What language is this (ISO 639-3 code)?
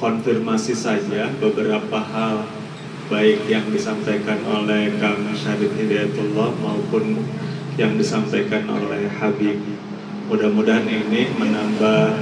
ind